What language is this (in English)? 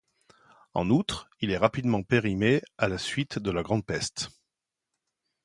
French